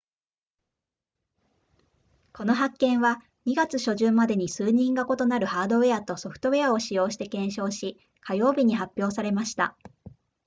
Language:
Japanese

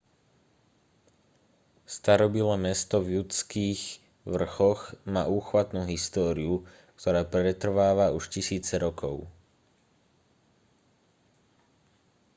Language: Slovak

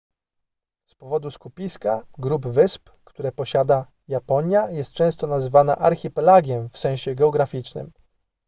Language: Polish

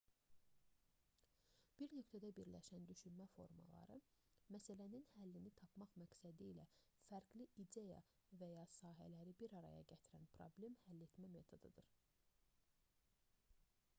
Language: Azerbaijani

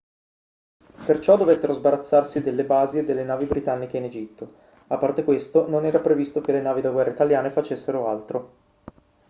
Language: Italian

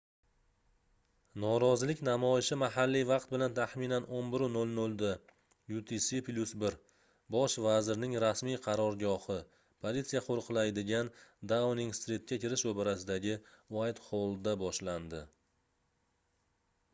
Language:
Uzbek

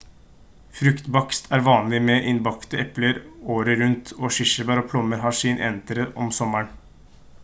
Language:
Norwegian Bokmål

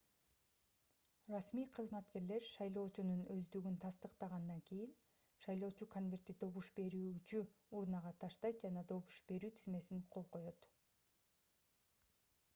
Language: Kyrgyz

